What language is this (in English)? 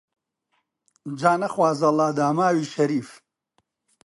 Central Kurdish